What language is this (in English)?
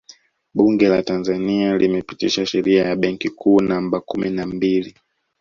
Swahili